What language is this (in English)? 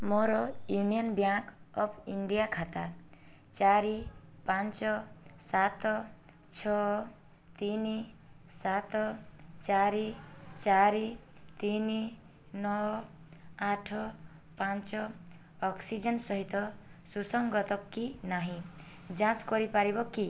Odia